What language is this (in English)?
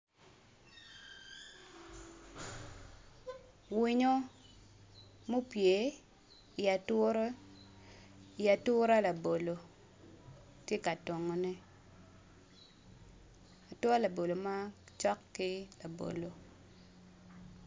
Acoli